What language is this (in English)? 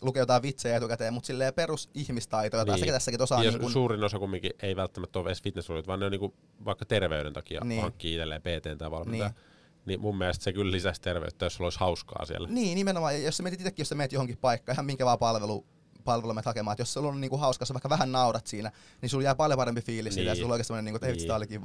Finnish